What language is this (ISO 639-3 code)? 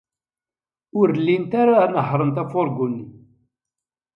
kab